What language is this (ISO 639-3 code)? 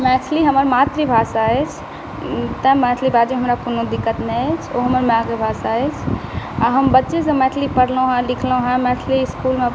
mai